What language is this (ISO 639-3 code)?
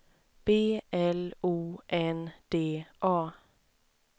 swe